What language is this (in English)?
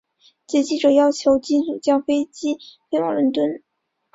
Chinese